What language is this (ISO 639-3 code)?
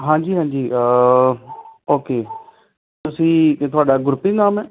pan